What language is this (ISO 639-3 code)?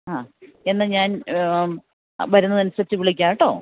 mal